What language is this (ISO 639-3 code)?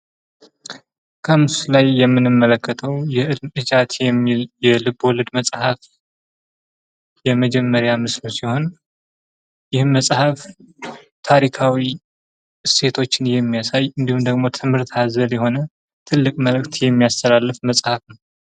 amh